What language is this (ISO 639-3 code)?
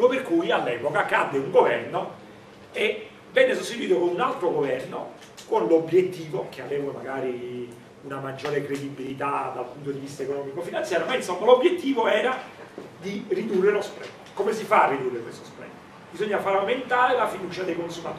ita